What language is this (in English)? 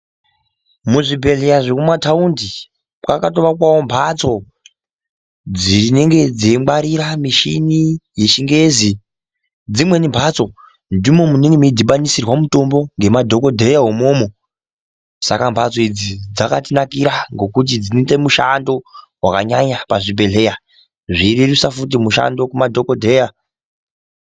Ndau